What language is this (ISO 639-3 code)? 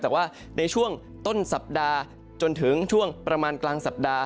tha